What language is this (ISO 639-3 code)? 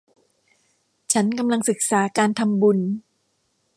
tha